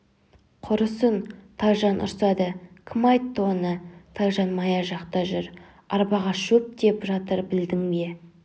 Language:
Kazakh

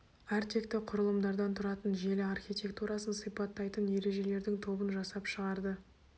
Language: Kazakh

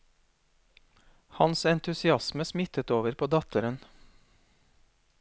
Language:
Norwegian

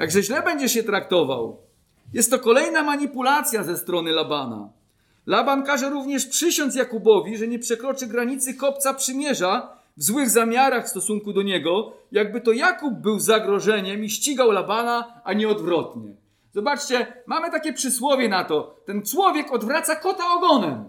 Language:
Polish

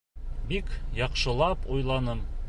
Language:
Bashkir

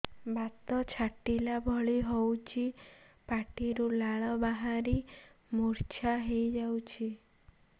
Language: Odia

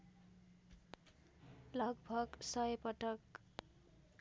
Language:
Nepali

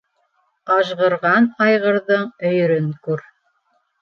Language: Bashkir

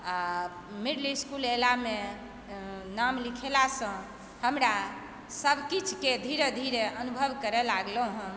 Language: Maithili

